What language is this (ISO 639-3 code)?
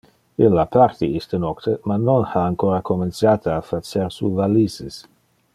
ina